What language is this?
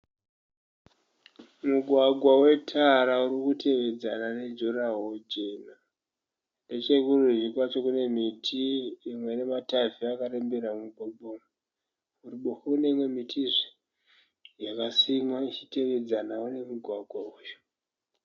Shona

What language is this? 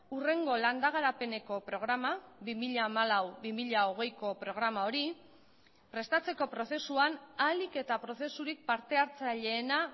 Basque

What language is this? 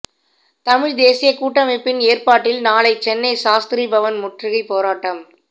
Tamil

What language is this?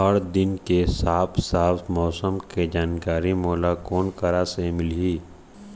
Chhattisgarhi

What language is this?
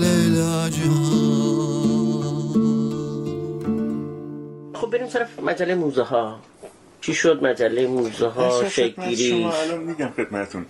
Persian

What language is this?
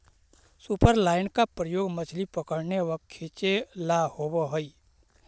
Magahi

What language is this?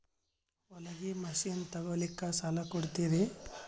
Kannada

